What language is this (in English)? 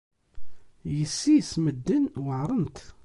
Kabyle